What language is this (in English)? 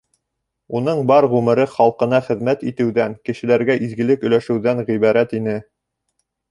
Bashkir